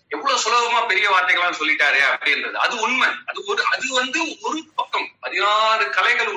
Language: Tamil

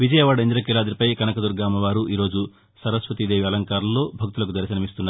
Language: Telugu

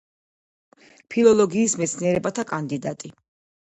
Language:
Georgian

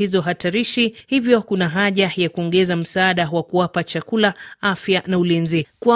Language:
Swahili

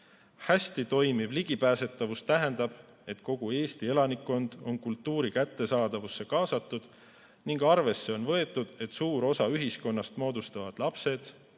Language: Estonian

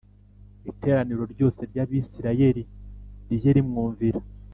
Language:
Kinyarwanda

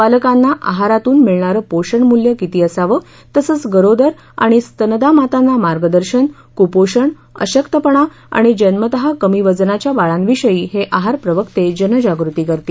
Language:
Marathi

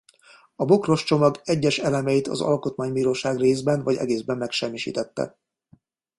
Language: Hungarian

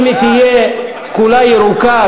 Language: Hebrew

